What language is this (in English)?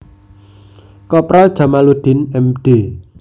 Javanese